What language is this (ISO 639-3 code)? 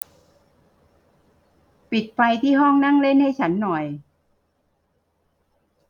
tha